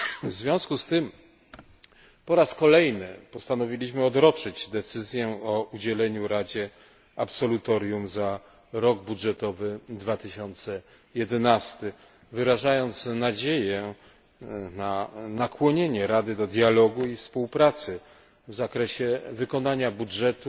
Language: Polish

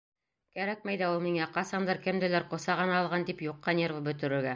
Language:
Bashkir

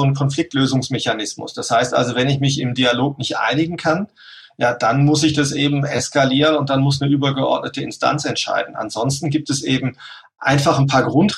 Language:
German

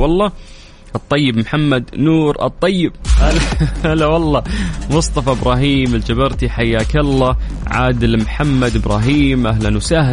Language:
Arabic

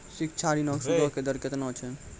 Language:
Maithili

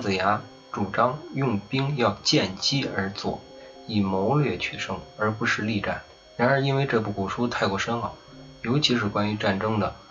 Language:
Chinese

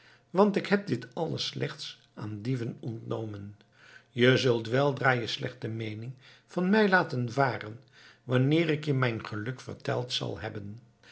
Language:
Dutch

